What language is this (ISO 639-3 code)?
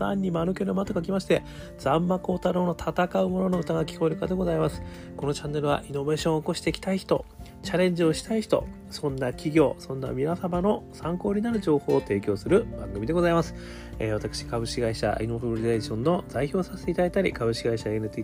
jpn